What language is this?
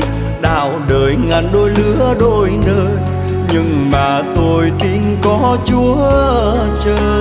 Vietnamese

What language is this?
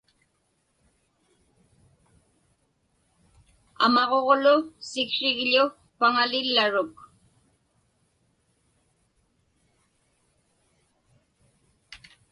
Inupiaq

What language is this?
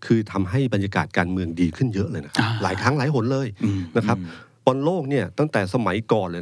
Thai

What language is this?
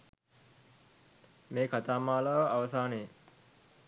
Sinhala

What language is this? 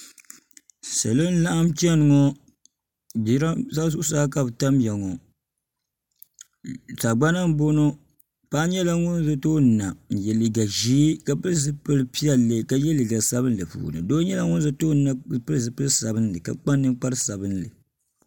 Dagbani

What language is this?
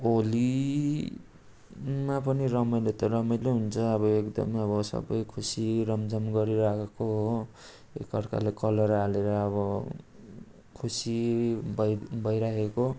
Nepali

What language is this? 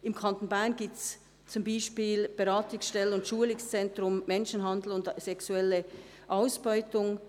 Swiss German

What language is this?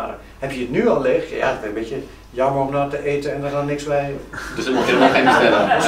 Dutch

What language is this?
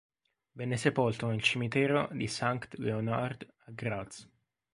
Italian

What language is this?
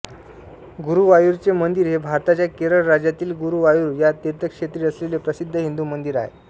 Marathi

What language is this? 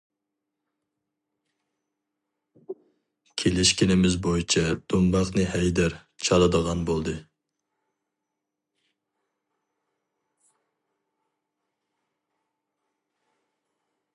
Uyghur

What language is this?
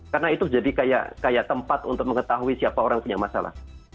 Indonesian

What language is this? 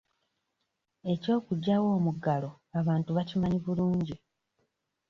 Ganda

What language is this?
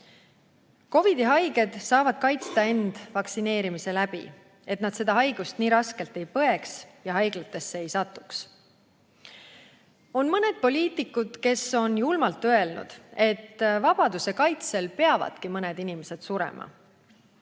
Estonian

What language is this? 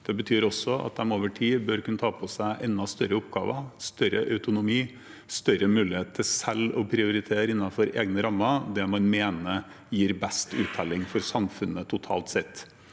Norwegian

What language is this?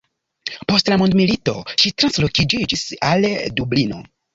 Esperanto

